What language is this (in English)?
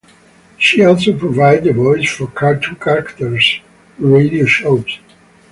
English